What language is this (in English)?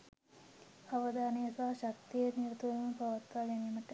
Sinhala